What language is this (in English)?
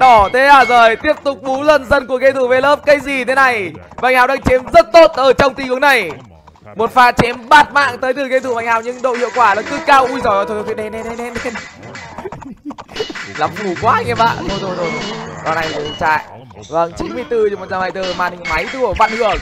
Vietnamese